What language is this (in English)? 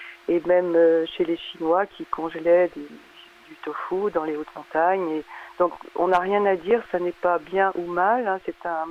French